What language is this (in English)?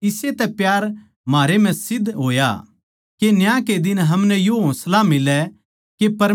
Haryanvi